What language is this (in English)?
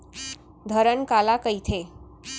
Chhattisgarhi